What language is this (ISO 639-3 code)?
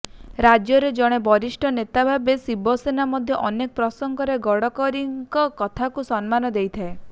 ori